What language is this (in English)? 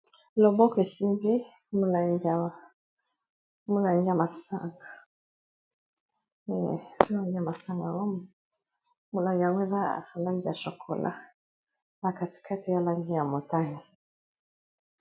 Lingala